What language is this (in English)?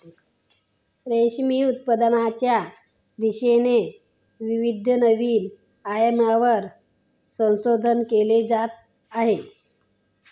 Marathi